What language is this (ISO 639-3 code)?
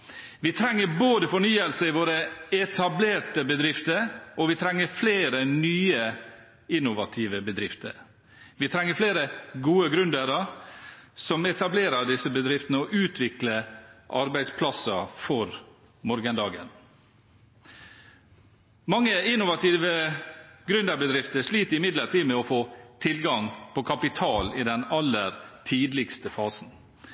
nob